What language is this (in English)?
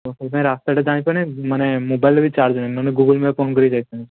Odia